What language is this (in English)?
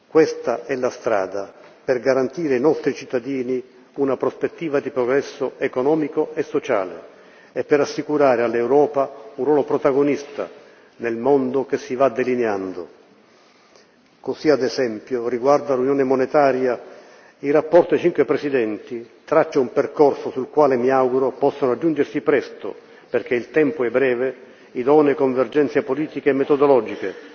Italian